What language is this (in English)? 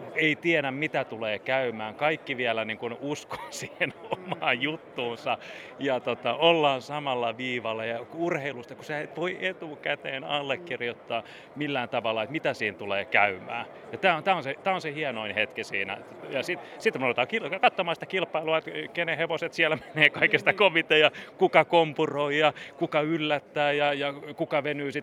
Finnish